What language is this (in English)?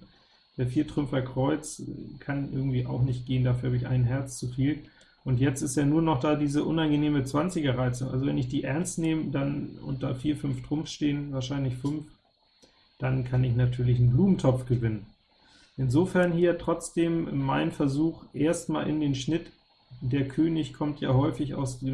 German